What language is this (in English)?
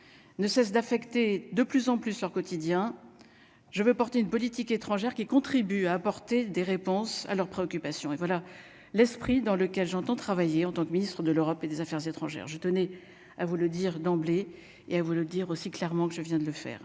French